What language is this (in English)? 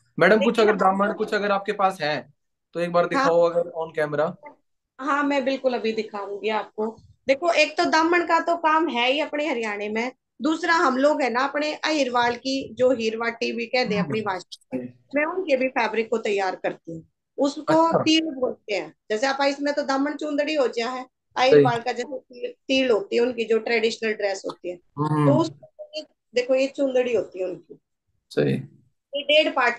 Hindi